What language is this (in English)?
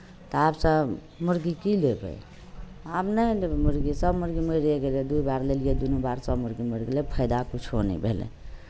Maithili